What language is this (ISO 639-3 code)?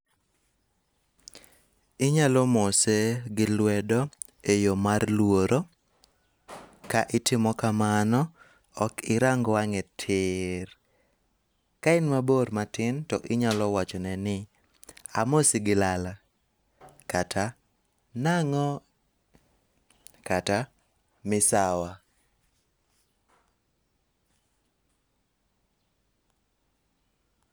luo